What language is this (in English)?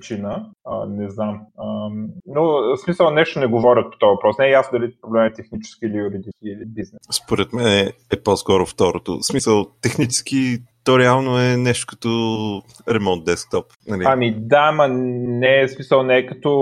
Bulgarian